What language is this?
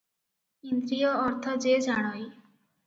Odia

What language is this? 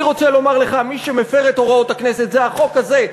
Hebrew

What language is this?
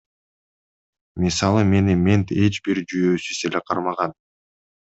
Kyrgyz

